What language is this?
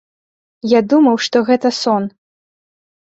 Belarusian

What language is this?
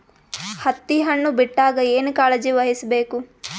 Kannada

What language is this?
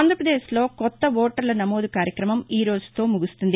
Telugu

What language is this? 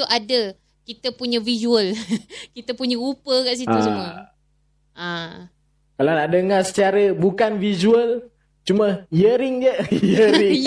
Malay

